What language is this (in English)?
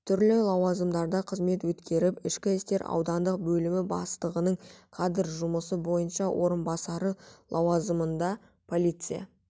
Kazakh